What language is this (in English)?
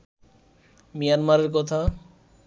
Bangla